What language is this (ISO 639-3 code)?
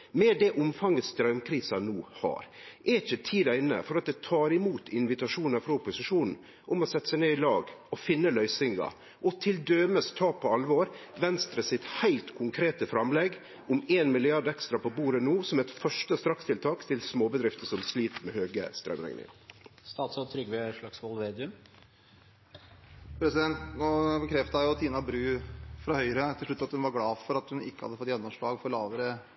nor